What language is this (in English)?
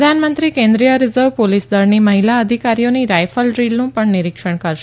Gujarati